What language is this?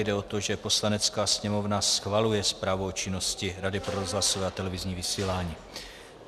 Czech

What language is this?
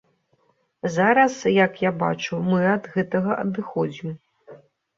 Belarusian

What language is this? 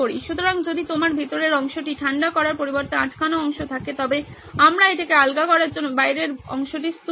Bangla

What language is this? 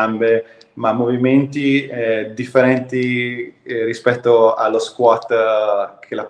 Italian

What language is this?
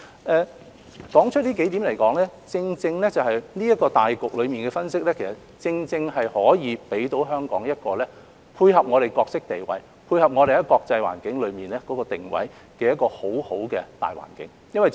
Cantonese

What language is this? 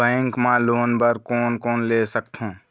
Chhattisgarhi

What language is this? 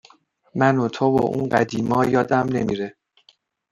Persian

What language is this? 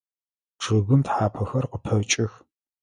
Adyghe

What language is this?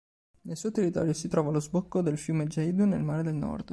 Italian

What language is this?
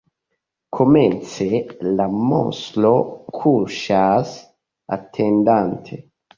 Esperanto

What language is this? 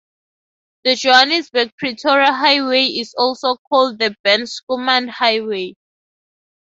English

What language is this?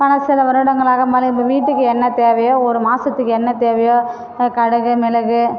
Tamil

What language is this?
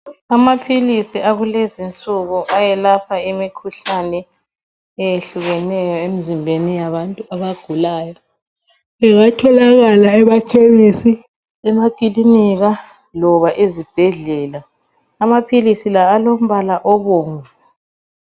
North Ndebele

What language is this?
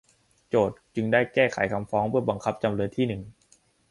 Thai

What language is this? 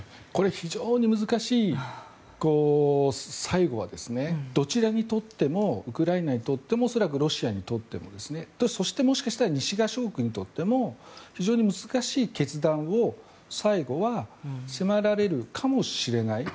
Japanese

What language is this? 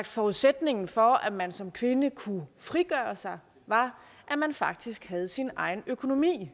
Danish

